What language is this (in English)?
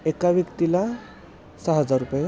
Marathi